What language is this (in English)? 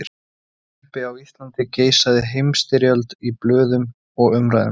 Icelandic